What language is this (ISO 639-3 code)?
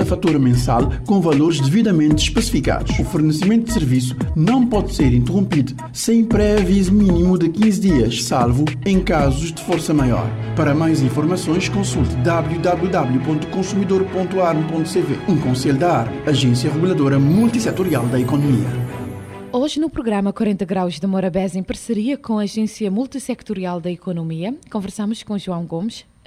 por